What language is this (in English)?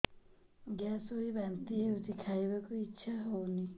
Odia